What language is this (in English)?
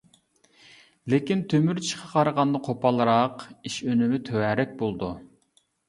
Uyghur